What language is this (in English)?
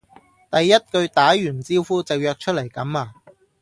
Cantonese